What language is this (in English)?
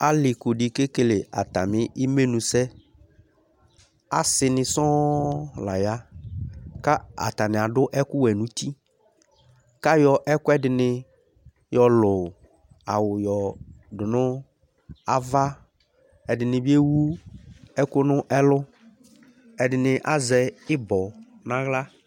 Ikposo